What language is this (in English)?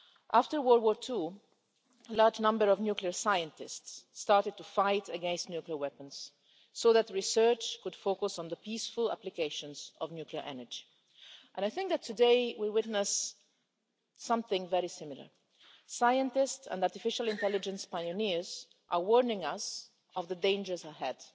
English